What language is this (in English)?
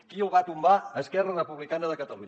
Catalan